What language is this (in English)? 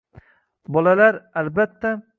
Uzbek